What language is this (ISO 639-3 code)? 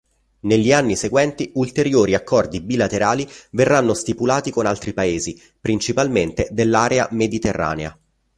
ita